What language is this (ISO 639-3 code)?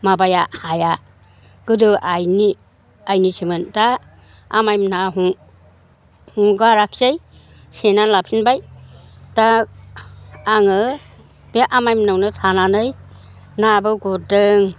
brx